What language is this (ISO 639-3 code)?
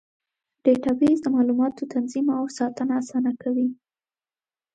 pus